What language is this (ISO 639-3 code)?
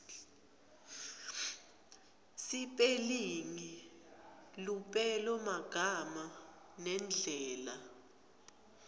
ssw